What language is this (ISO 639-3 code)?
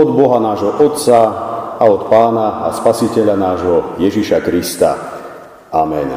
slk